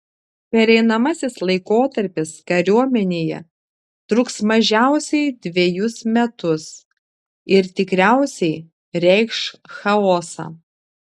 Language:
Lithuanian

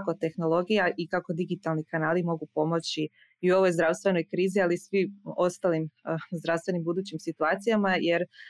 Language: Croatian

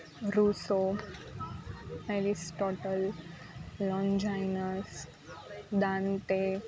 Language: Gujarati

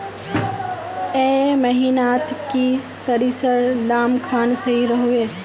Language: Magahi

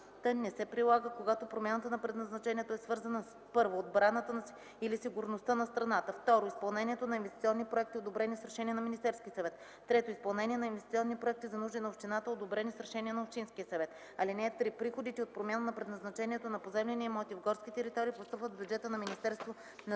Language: Bulgarian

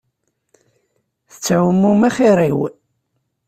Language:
Kabyle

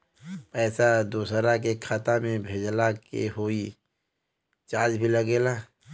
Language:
Bhojpuri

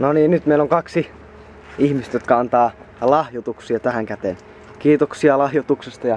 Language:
Finnish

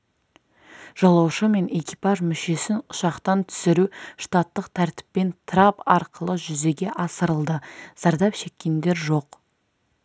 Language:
Kazakh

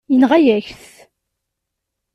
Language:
Kabyle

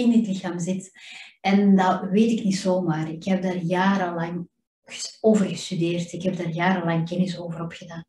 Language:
Dutch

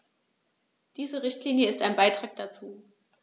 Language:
German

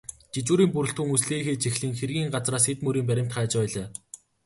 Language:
Mongolian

